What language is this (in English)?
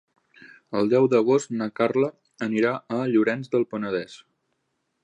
Catalan